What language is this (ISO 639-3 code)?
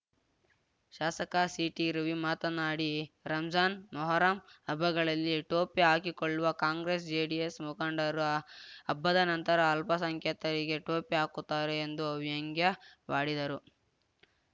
kan